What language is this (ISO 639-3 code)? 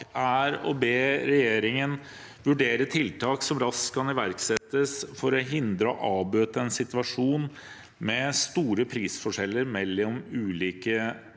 nor